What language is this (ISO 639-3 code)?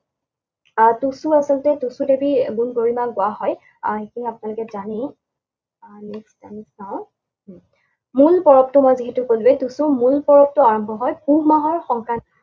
asm